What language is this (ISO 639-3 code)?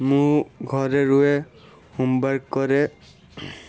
ori